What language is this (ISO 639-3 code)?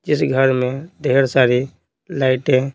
hin